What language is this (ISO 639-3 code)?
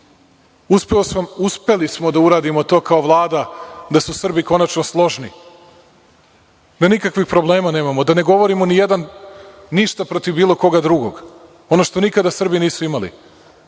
srp